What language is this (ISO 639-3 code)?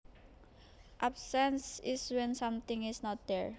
jav